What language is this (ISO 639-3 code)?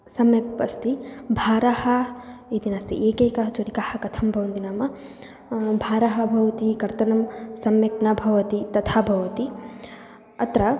san